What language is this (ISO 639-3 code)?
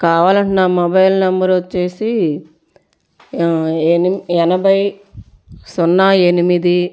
tel